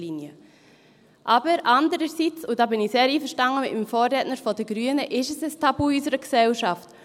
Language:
Swiss German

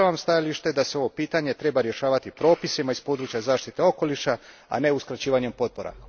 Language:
Croatian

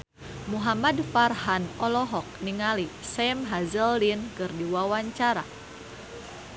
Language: Sundanese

